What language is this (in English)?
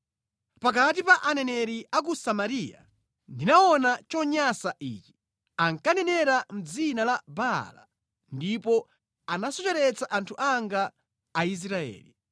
Nyanja